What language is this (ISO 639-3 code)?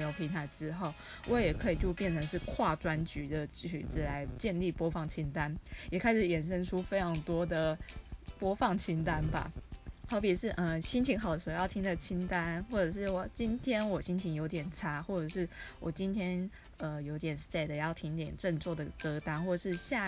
zho